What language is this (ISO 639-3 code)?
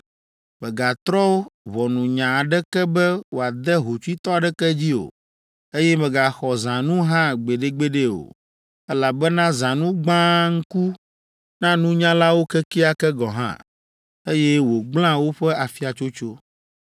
ewe